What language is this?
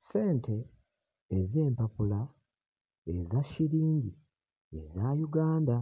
Ganda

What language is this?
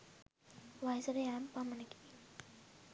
Sinhala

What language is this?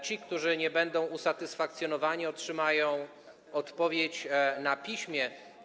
Polish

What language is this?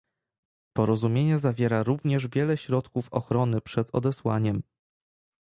Polish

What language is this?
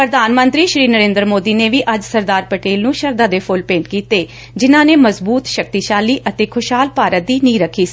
Punjabi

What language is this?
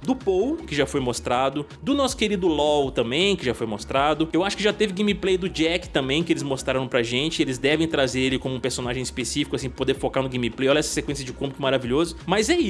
Portuguese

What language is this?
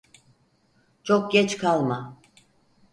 Turkish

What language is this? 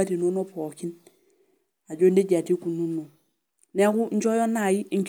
Masai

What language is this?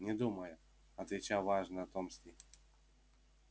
Russian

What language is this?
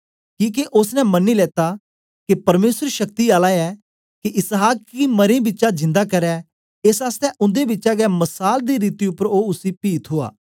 Dogri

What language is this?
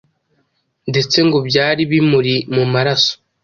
Kinyarwanda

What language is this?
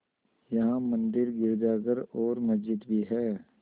Hindi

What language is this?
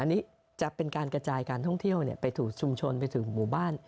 Thai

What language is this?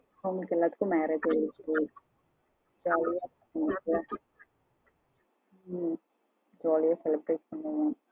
Tamil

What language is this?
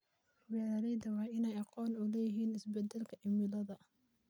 Somali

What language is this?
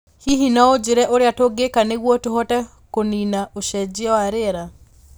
Kikuyu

